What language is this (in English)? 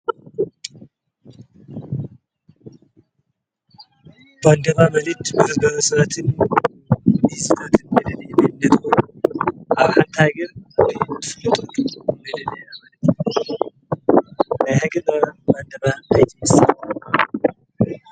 Tigrinya